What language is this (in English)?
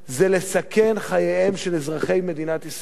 Hebrew